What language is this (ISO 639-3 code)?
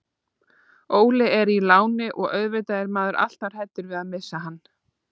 isl